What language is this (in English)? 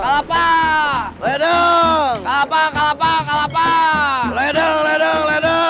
Indonesian